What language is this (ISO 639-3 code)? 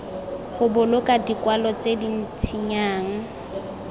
tsn